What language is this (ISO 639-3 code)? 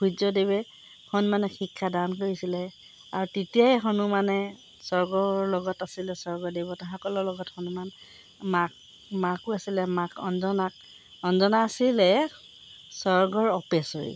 asm